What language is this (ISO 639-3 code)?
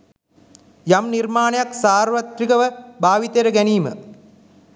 sin